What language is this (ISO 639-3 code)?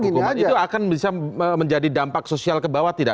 ind